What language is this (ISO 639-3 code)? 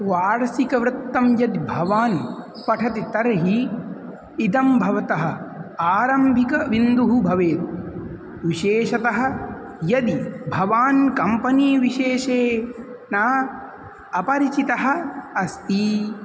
san